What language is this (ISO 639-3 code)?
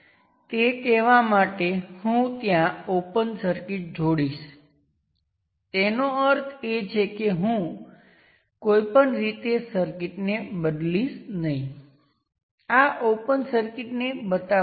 guj